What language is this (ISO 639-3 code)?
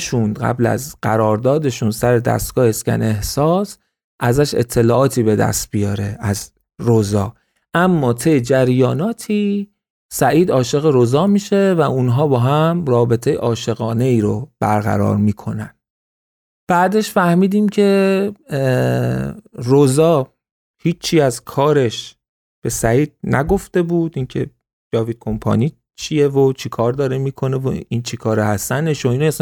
fas